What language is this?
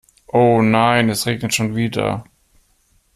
German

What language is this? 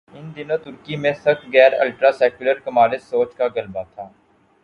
Urdu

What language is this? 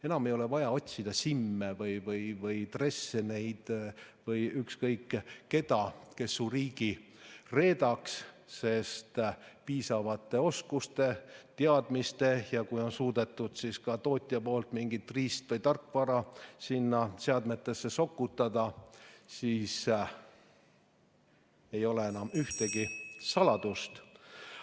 Estonian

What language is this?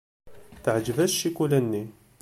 Kabyle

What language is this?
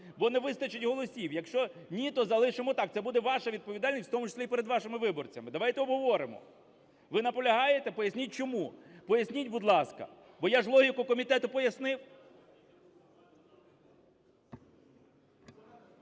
Ukrainian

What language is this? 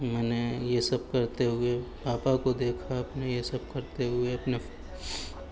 Urdu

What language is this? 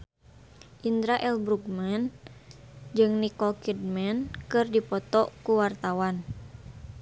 Sundanese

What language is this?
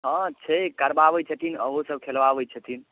Maithili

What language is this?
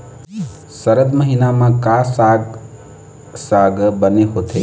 Chhattisgarhi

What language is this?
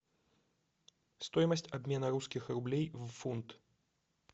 Russian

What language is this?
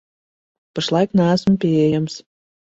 Latvian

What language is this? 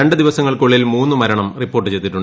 Malayalam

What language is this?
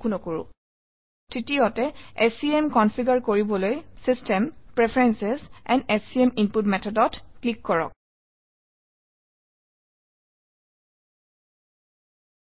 Assamese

